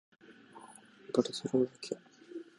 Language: Japanese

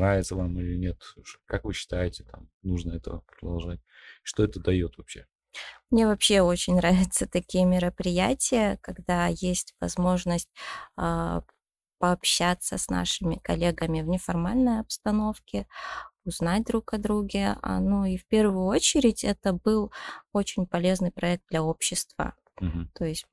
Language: Russian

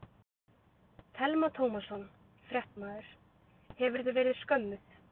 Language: Icelandic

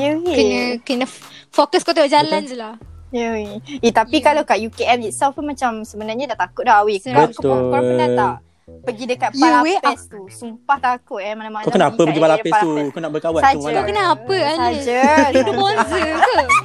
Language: Malay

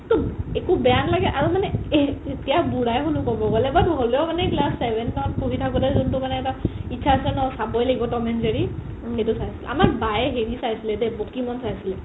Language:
Assamese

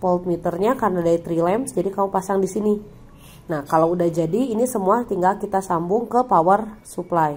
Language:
Indonesian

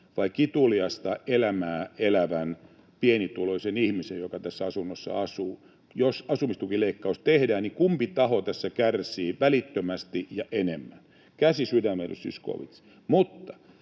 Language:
Finnish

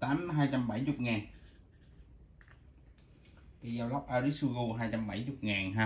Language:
Vietnamese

